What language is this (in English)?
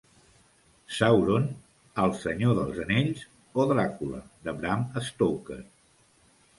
Catalan